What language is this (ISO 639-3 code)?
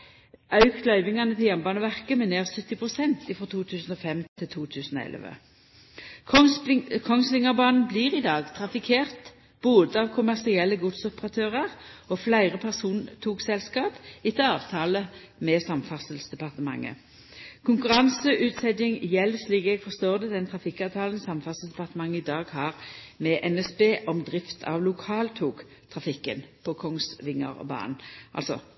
nno